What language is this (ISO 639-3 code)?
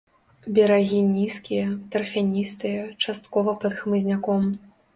bel